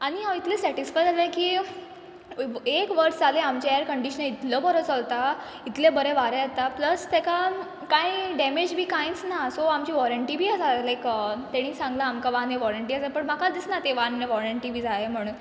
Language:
Konkani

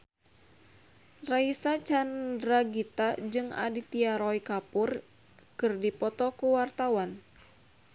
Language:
Sundanese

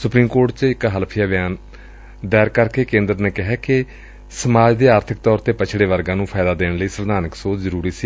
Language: Punjabi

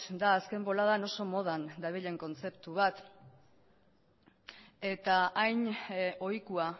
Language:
Basque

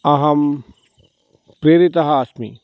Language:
Sanskrit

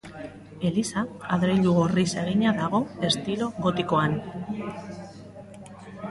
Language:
Basque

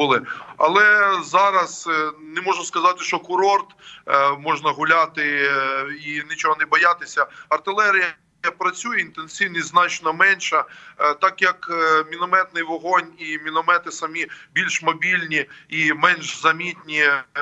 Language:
Ukrainian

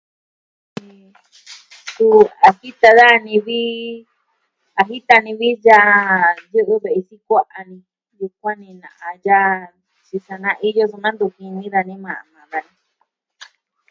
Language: Southwestern Tlaxiaco Mixtec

